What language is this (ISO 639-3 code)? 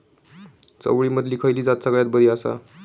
mar